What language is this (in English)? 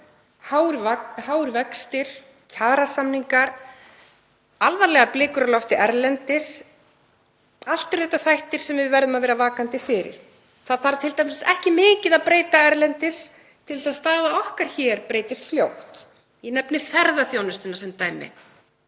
Icelandic